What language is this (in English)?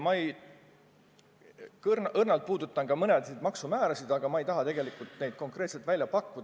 Estonian